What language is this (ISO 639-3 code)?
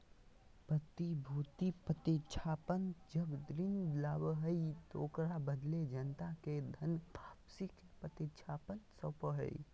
mag